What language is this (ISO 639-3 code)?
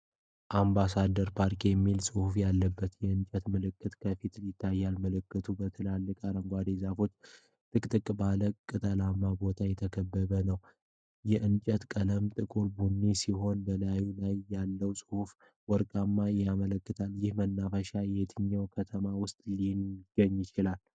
amh